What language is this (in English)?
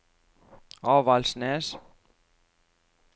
Norwegian